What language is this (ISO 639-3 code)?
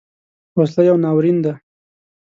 pus